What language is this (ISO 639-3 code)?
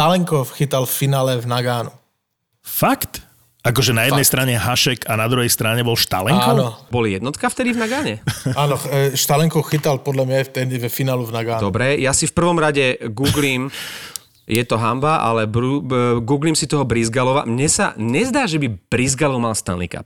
slk